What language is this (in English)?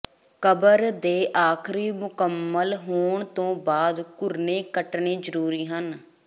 Punjabi